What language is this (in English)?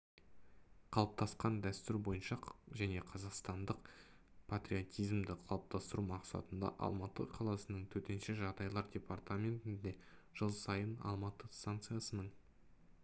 Kazakh